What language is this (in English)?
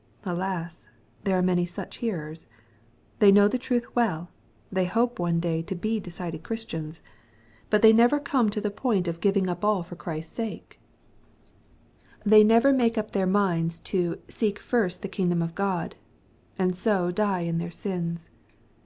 English